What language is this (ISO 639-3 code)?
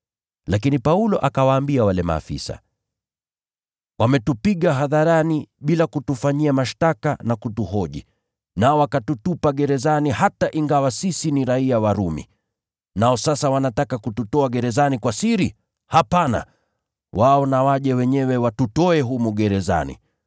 swa